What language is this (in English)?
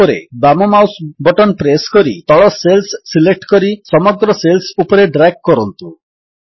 Odia